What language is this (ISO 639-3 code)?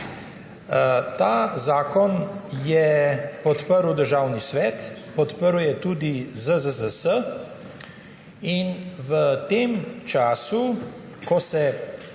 slv